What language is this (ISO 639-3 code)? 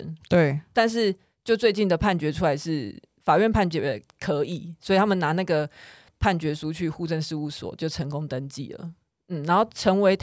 zho